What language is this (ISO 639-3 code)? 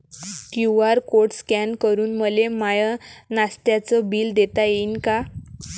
mar